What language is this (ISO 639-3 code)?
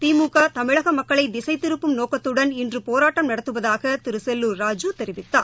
tam